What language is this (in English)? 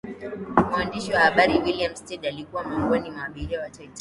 Swahili